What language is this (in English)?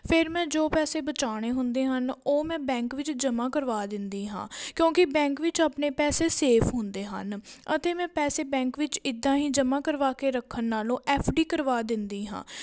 Punjabi